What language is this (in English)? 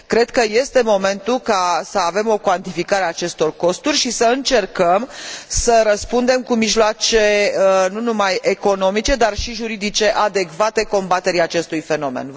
Romanian